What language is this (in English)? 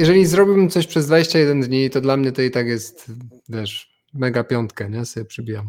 Polish